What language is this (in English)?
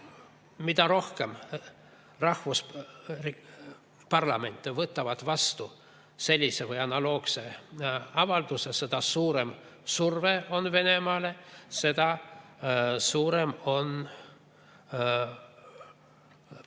Estonian